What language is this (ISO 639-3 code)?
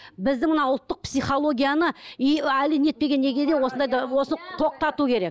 kaz